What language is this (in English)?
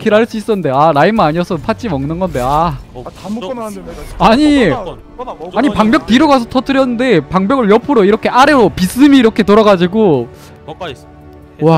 Korean